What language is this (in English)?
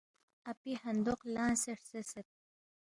Balti